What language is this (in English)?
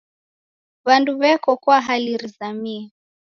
Taita